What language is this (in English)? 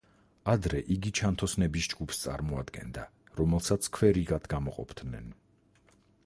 Georgian